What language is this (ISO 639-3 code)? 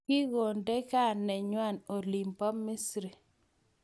kln